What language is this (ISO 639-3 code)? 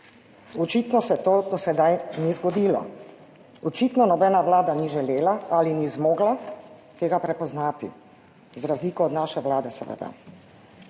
slv